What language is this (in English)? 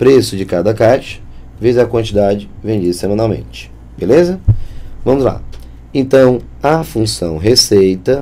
Portuguese